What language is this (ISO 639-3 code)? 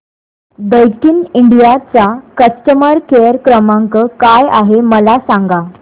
mar